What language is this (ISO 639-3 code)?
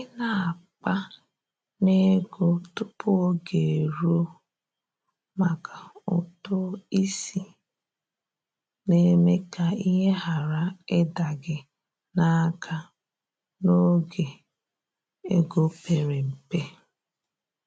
ibo